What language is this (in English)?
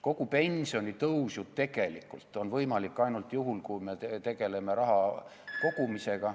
Estonian